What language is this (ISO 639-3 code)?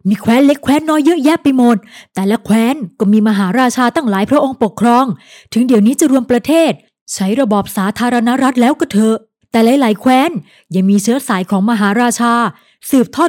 tha